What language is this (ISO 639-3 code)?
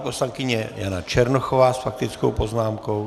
ces